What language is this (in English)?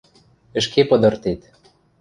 Western Mari